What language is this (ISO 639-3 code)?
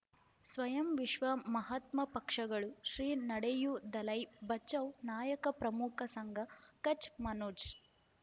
kan